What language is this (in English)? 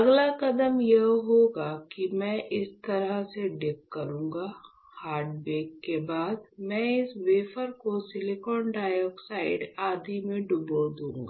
Hindi